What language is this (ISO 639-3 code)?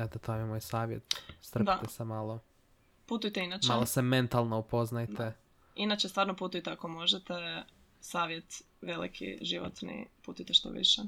hrv